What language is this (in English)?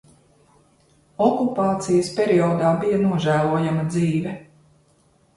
Latvian